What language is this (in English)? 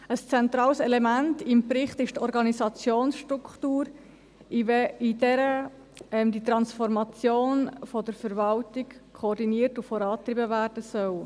Swiss German